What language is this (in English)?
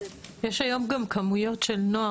Hebrew